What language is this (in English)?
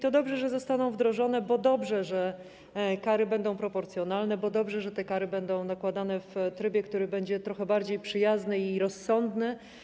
Polish